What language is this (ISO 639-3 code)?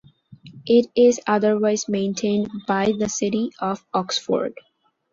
eng